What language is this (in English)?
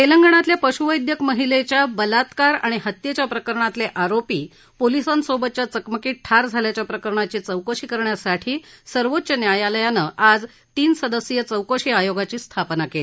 Marathi